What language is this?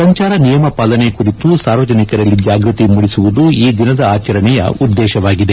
Kannada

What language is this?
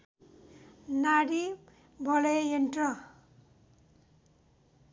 Nepali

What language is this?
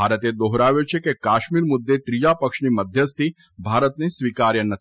Gujarati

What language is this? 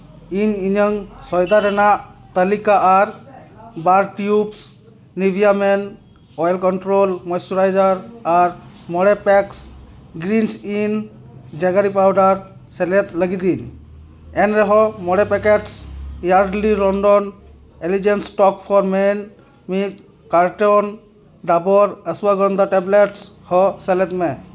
Santali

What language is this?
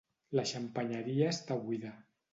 Catalan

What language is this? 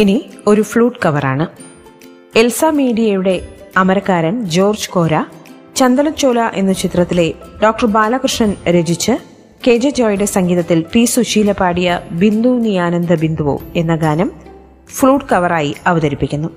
Malayalam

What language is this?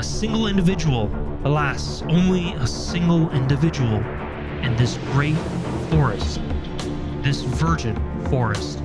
English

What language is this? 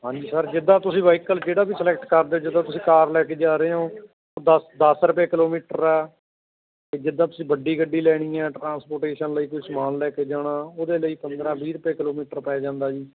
Punjabi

